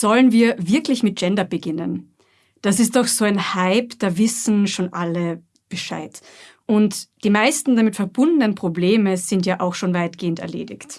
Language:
German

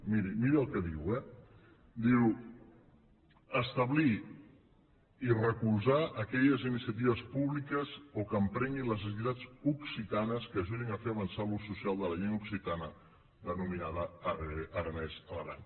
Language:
Catalan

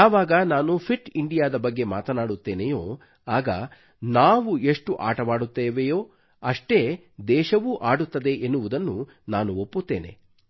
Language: Kannada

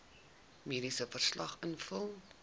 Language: Afrikaans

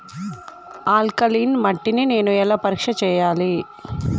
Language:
Telugu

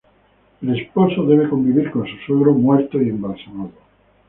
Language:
Spanish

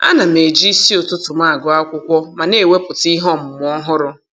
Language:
Igbo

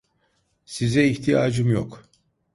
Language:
Turkish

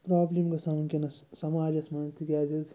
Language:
Kashmiri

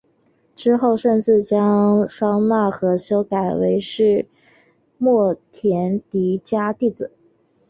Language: Chinese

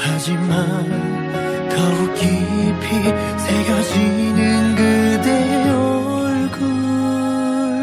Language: Korean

